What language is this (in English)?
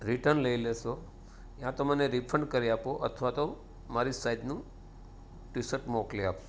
Gujarati